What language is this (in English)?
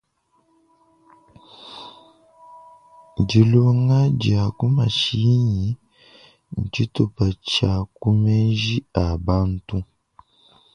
Luba-Lulua